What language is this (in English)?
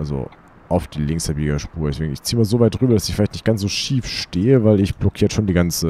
German